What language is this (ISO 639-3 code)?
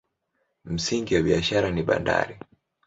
swa